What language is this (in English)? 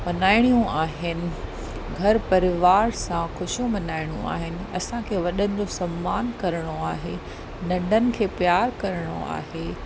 Sindhi